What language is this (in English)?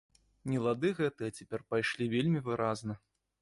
Belarusian